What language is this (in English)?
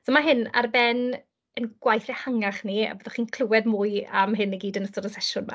Welsh